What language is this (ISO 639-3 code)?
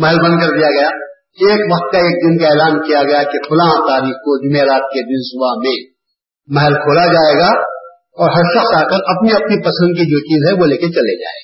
urd